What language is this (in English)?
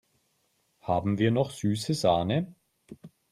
German